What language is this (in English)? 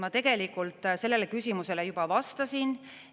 Estonian